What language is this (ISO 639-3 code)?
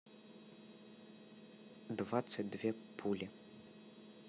rus